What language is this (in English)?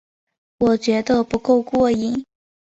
Chinese